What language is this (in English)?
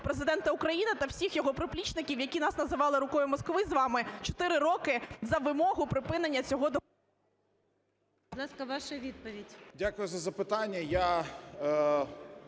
Ukrainian